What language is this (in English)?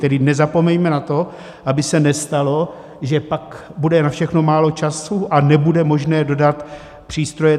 Czech